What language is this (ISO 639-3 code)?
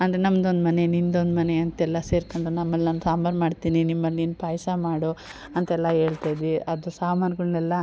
kan